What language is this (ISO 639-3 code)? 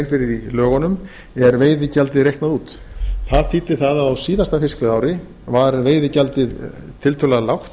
isl